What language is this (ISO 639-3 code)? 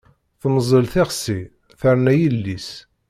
kab